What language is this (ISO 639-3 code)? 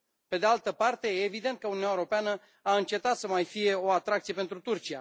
ron